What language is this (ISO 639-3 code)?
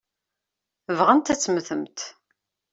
kab